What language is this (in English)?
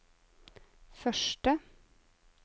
Norwegian